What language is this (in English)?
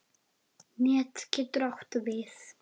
Icelandic